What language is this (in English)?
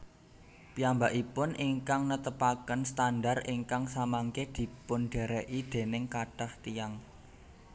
Javanese